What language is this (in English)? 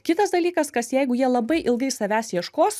Lithuanian